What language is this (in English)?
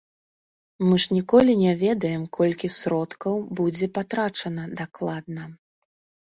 Belarusian